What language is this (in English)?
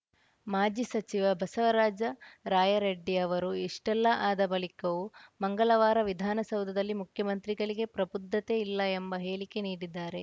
Kannada